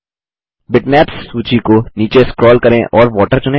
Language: Hindi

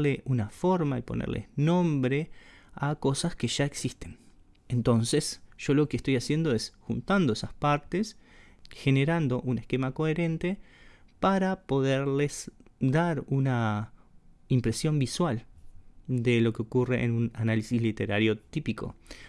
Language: Spanish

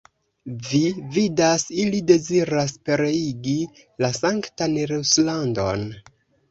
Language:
Esperanto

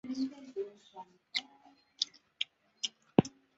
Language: Chinese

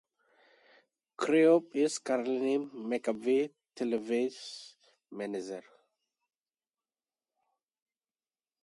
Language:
English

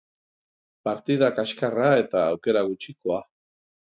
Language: Basque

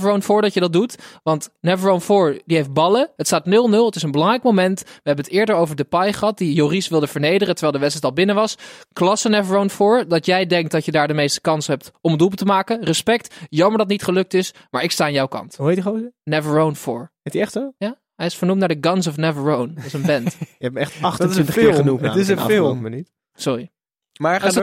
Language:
Dutch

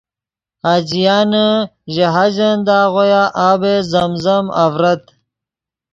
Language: Yidgha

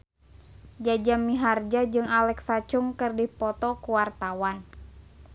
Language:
Sundanese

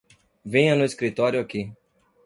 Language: Portuguese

